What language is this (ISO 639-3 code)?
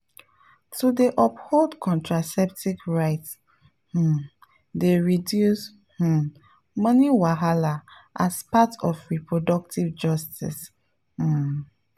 pcm